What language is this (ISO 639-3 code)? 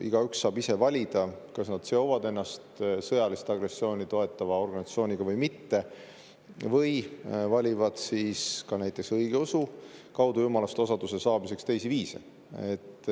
est